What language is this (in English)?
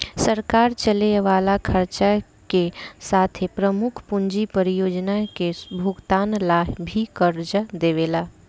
Bhojpuri